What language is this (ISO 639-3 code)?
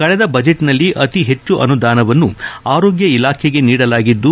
kan